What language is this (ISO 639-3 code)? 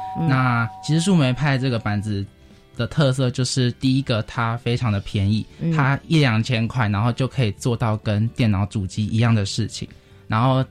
zho